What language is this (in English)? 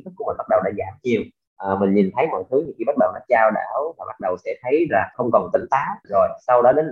Vietnamese